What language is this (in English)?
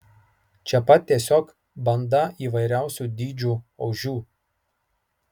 Lithuanian